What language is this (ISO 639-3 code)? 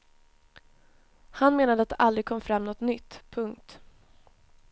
swe